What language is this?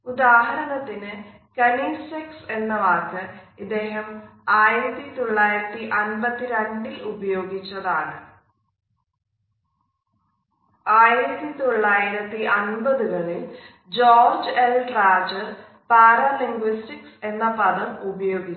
Malayalam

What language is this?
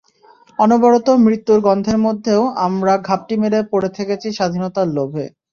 Bangla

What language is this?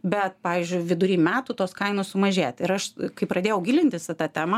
Lithuanian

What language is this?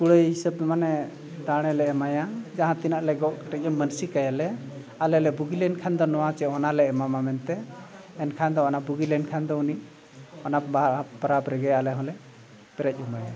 Santali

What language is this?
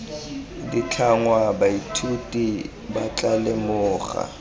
Tswana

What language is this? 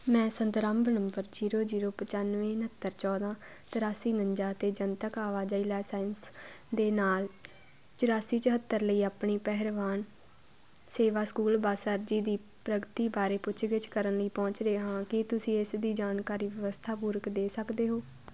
Punjabi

